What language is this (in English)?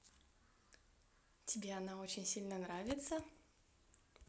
Russian